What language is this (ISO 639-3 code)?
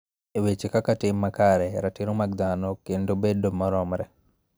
luo